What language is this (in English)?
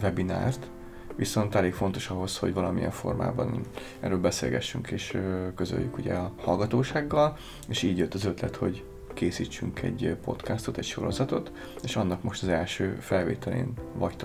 Hungarian